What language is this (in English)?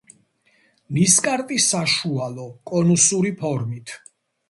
Georgian